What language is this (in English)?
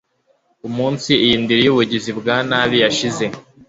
Kinyarwanda